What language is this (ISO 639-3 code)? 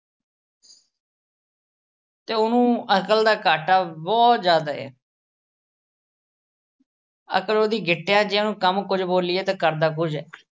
pan